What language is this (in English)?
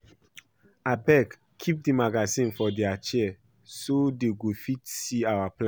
Nigerian Pidgin